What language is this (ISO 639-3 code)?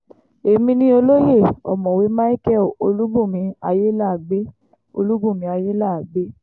yor